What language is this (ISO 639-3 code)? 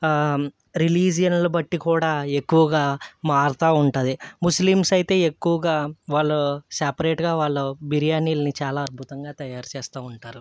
tel